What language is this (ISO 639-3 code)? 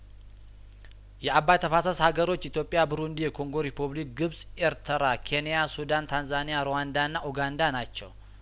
amh